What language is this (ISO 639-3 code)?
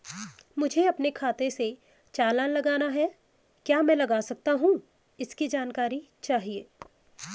hin